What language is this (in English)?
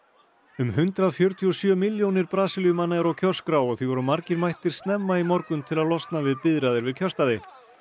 Icelandic